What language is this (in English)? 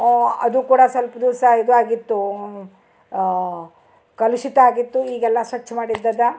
Kannada